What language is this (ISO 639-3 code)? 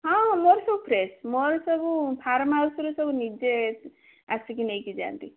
ori